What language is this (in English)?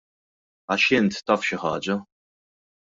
Maltese